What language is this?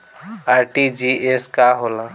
Bhojpuri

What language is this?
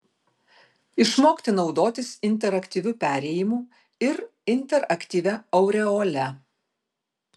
Lithuanian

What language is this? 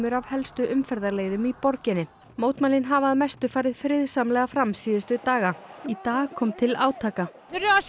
Icelandic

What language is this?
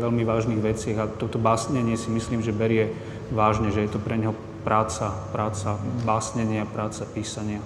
Slovak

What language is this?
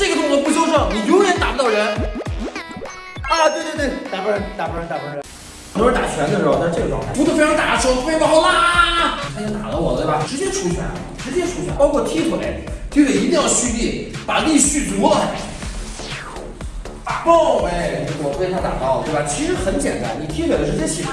Chinese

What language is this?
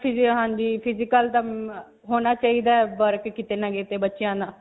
Punjabi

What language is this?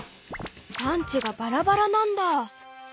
Japanese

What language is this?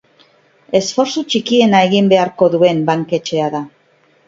Basque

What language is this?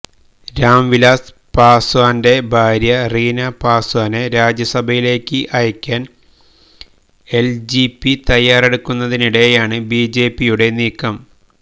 Malayalam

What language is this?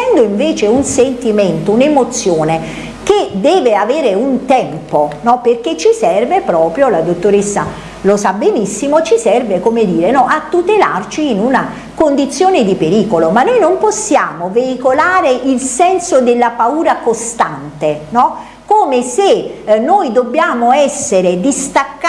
Italian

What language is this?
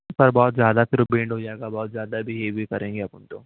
Urdu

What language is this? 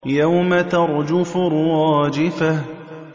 Arabic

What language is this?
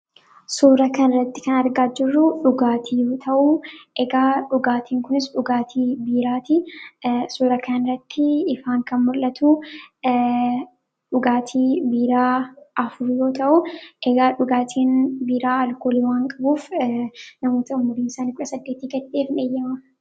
Oromo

